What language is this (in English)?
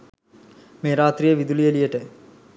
Sinhala